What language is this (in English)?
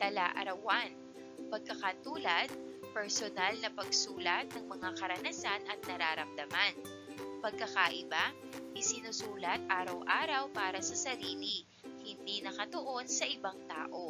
Filipino